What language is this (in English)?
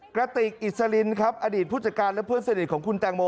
Thai